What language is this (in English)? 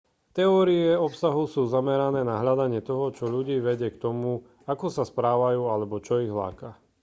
Slovak